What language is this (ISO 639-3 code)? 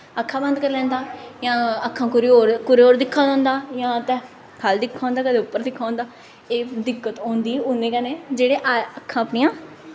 doi